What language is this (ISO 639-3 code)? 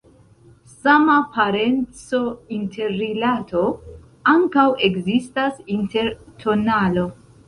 epo